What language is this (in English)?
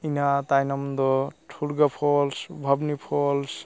Santali